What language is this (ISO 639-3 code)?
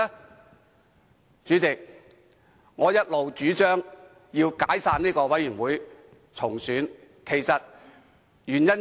yue